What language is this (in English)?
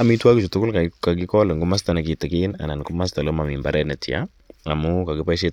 Kalenjin